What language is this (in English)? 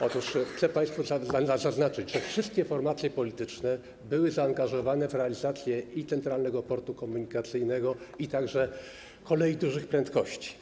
Polish